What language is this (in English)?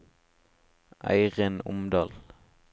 Norwegian